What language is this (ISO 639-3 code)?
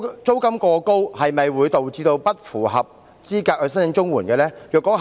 yue